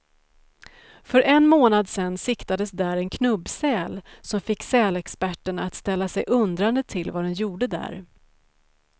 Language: Swedish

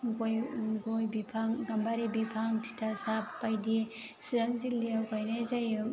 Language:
Bodo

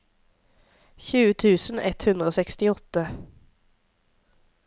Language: Norwegian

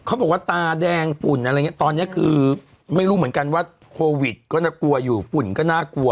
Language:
Thai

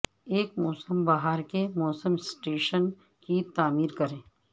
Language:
Urdu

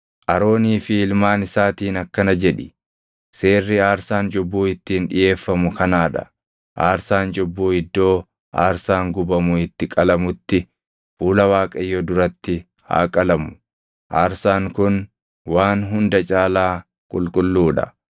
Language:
Oromo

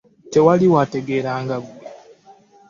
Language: Ganda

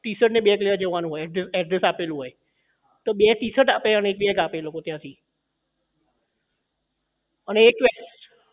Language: Gujarati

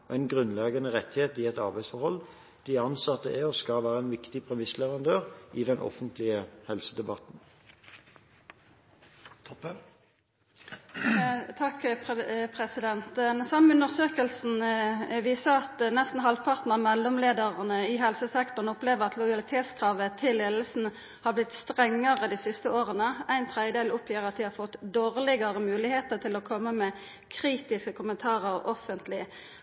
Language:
Norwegian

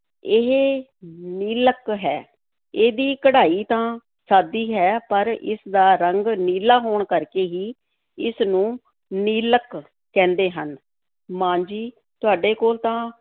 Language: Punjabi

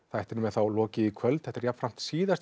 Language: Icelandic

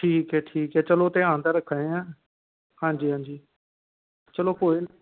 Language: Dogri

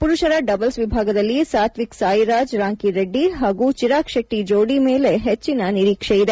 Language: Kannada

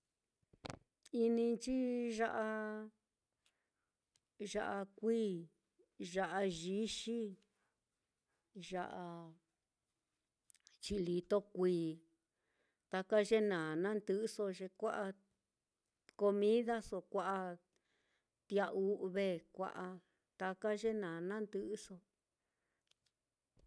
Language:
Mitlatongo Mixtec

